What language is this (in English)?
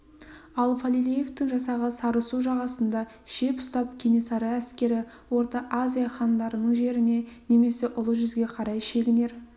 Kazakh